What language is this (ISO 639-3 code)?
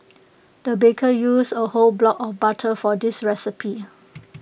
eng